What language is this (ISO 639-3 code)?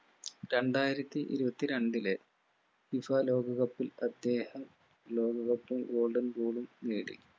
mal